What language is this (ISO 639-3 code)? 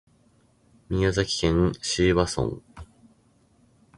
jpn